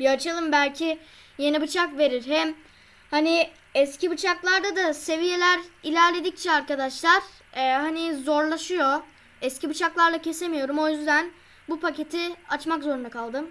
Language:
Turkish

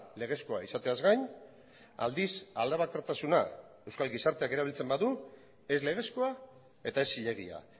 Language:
Basque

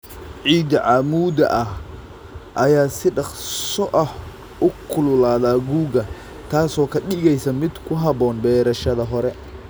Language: Somali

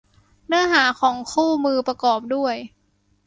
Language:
Thai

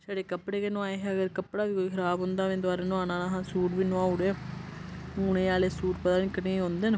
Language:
Dogri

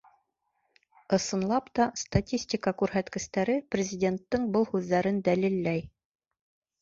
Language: Bashkir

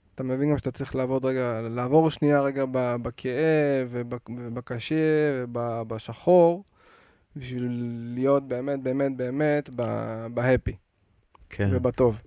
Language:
Hebrew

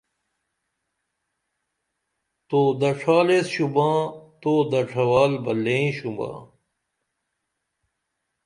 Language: Dameli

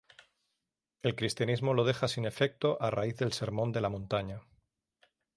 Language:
Spanish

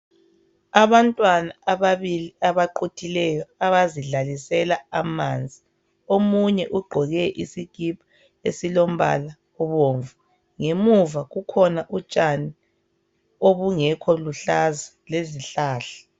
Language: North Ndebele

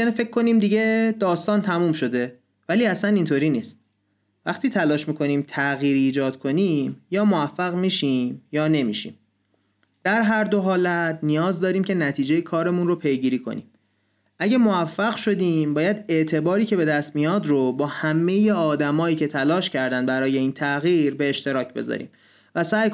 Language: Persian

